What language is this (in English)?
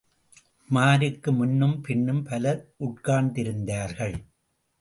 Tamil